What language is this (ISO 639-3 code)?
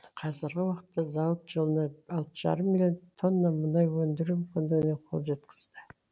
kaz